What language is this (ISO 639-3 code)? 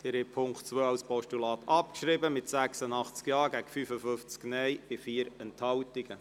gsw